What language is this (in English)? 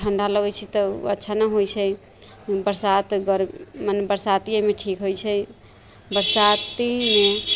Maithili